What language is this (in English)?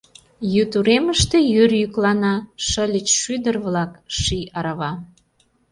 Mari